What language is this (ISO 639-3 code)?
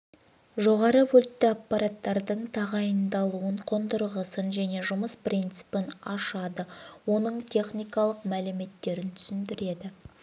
kaz